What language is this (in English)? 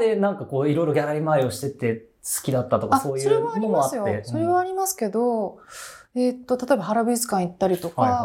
Japanese